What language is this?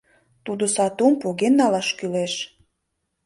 Mari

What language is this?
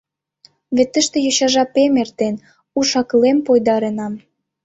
Mari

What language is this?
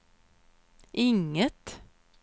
Swedish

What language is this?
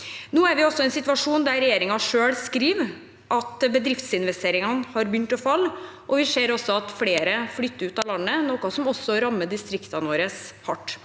Norwegian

